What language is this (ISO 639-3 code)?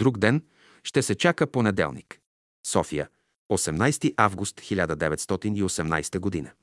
bul